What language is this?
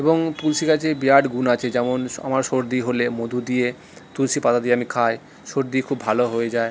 Bangla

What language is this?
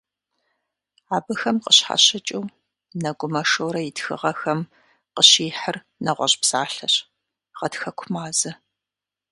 Kabardian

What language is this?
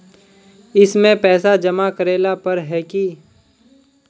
Magahi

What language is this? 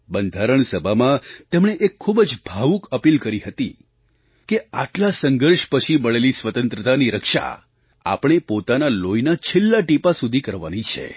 Gujarati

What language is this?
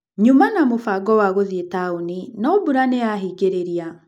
Kikuyu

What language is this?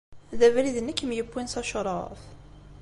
Kabyle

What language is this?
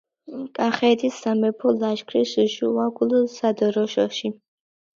Georgian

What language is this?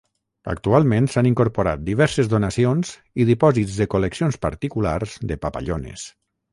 Catalan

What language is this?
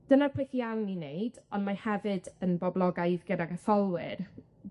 Welsh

